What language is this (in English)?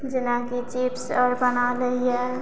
Maithili